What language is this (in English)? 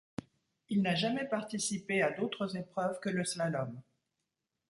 French